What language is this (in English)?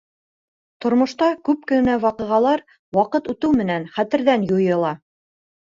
Bashkir